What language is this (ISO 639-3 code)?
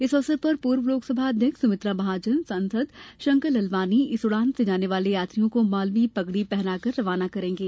hin